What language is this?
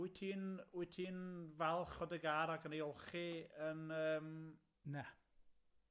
Welsh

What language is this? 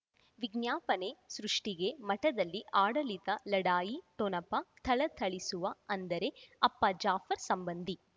Kannada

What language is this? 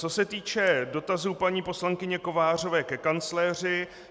Czech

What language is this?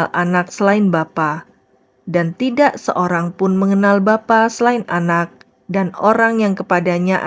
Indonesian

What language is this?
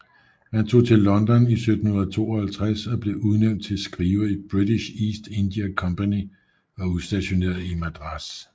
Danish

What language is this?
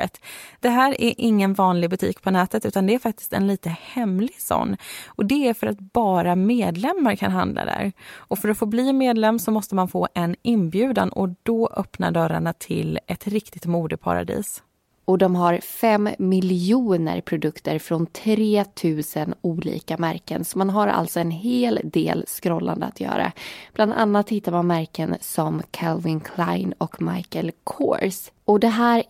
Swedish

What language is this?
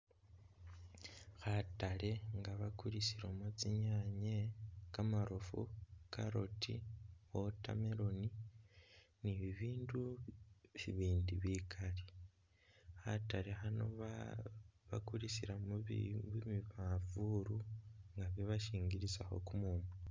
Masaaba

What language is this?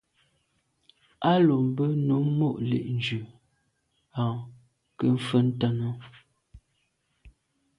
Medumba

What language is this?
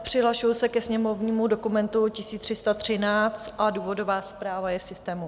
Czech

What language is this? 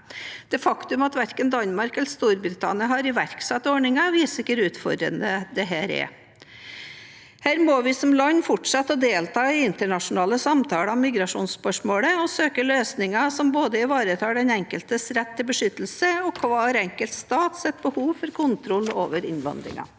Norwegian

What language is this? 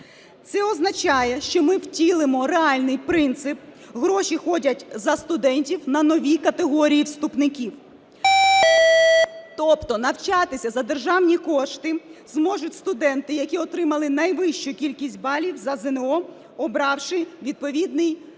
Ukrainian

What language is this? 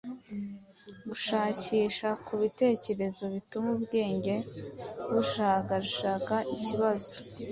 Kinyarwanda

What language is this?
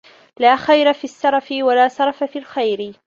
Arabic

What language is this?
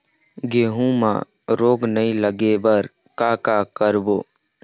Chhattisgarhi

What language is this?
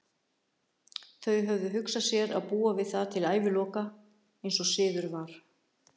Icelandic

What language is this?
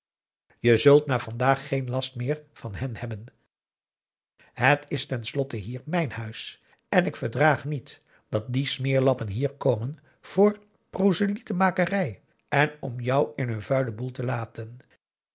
Dutch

